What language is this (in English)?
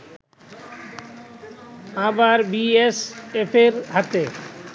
Bangla